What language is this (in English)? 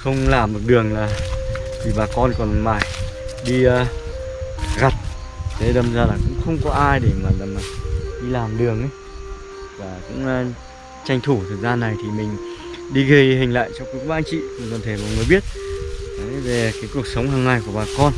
Vietnamese